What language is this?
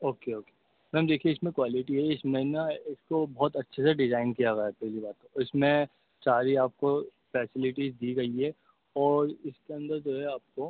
Urdu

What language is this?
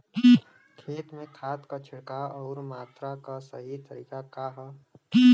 Bhojpuri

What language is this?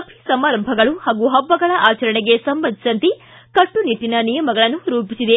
Kannada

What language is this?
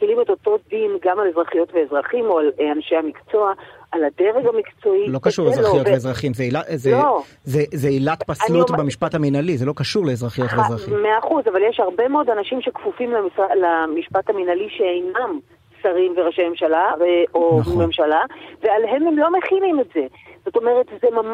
Hebrew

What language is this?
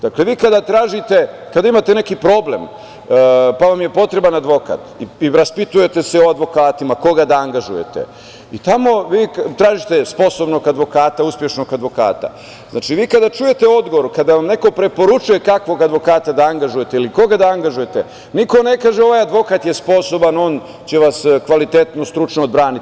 Serbian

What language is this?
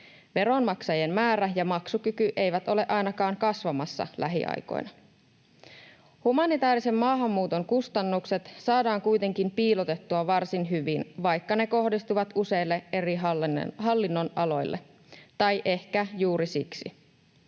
Finnish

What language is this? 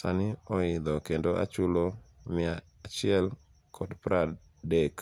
Luo (Kenya and Tanzania)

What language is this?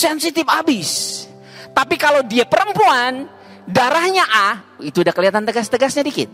Indonesian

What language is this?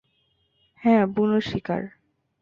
Bangla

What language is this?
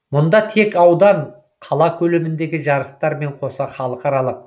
Kazakh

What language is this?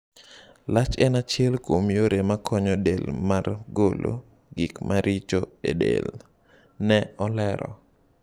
Luo (Kenya and Tanzania)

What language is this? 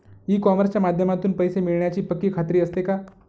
Marathi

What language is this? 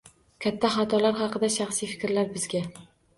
Uzbek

